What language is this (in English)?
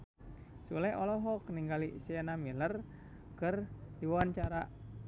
Sundanese